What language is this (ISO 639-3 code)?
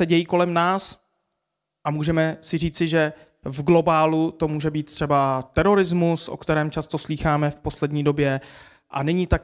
ces